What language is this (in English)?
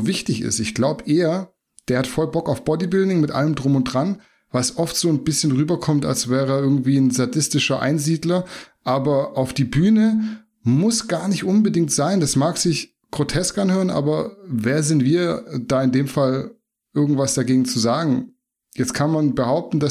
German